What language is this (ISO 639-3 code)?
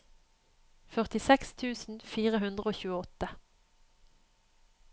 nor